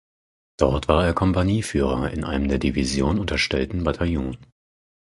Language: German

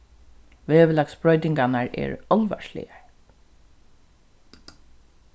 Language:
Faroese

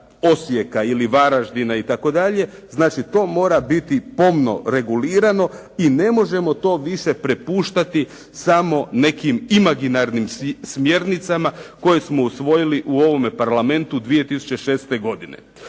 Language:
Croatian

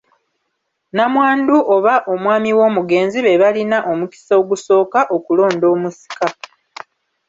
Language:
Ganda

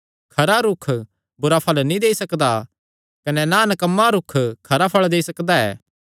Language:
Kangri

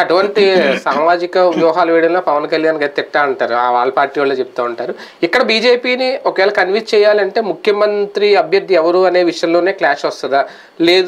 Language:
Hindi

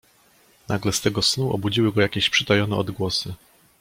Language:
Polish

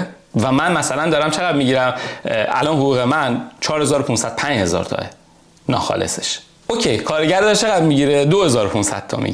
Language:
Persian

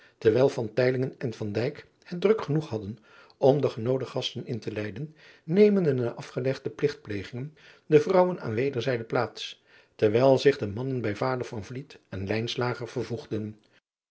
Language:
Dutch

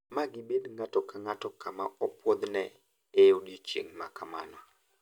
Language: Luo (Kenya and Tanzania)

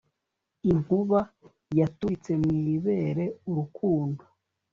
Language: Kinyarwanda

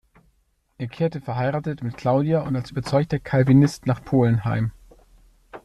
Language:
German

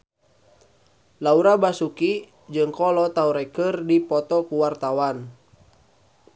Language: Sundanese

